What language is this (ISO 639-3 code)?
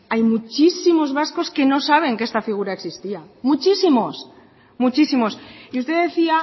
spa